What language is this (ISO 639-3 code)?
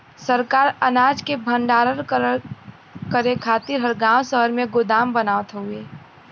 bho